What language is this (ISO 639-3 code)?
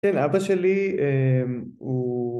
heb